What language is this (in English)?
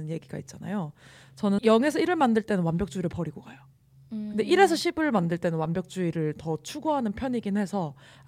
Korean